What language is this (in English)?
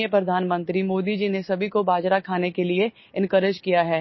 Odia